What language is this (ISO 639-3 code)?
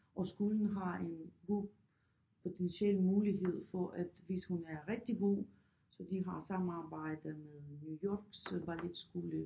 dan